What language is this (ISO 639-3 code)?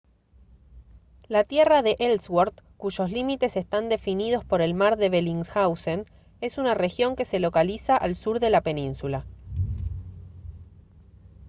spa